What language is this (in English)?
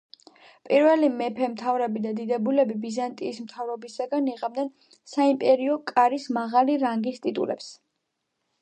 Georgian